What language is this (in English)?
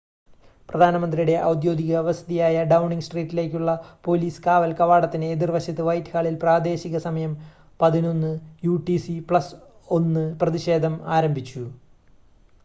Malayalam